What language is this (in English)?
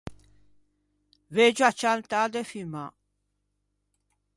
Ligurian